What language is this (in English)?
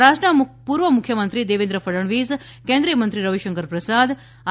Gujarati